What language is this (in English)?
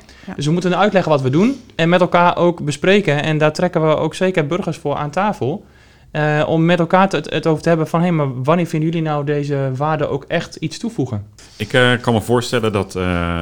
Dutch